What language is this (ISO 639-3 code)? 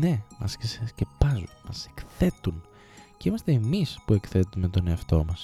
ell